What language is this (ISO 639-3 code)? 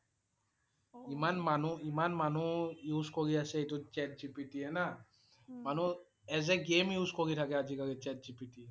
asm